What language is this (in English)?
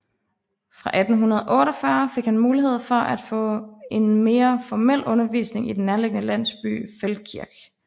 Danish